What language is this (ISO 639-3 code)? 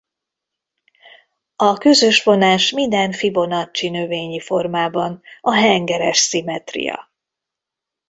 hun